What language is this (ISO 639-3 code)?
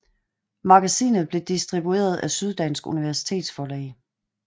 dan